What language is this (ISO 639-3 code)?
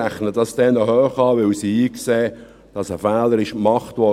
gsw